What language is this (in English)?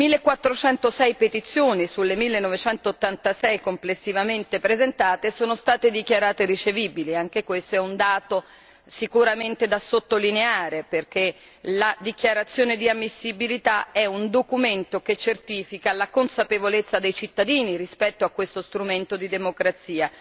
Italian